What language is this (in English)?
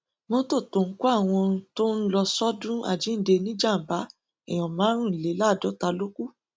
Yoruba